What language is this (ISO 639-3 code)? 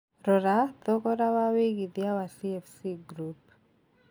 kik